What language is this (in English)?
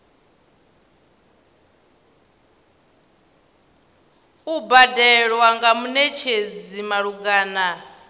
Venda